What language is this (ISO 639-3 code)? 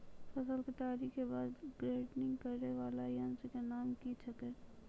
mai